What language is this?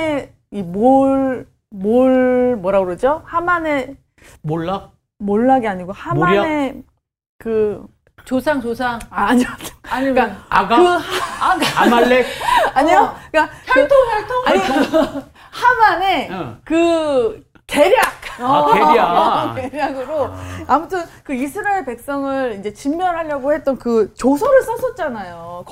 Korean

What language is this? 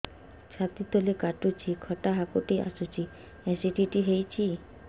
Odia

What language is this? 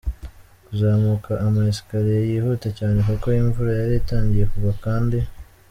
Kinyarwanda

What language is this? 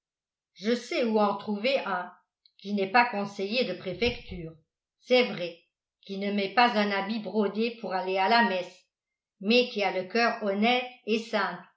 French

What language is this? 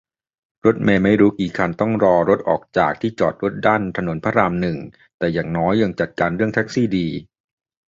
Thai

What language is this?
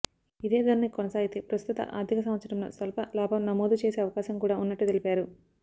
Telugu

